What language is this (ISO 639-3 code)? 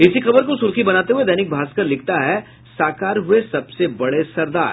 hin